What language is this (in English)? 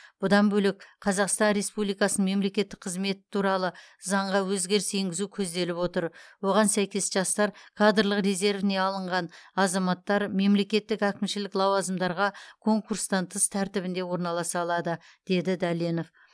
Kazakh